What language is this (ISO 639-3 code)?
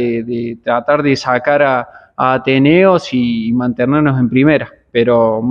spa